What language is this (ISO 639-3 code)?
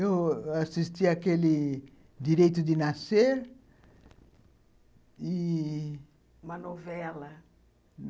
por